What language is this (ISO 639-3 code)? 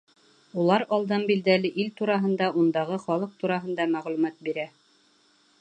bak